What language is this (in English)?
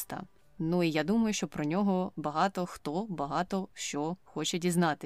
Ukrainian